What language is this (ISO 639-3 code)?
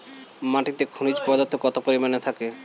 ben